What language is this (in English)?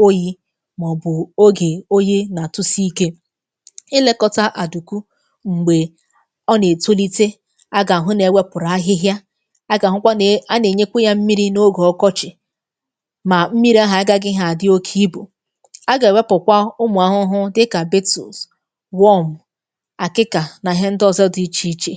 Igbo